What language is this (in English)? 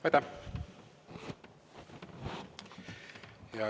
Estonian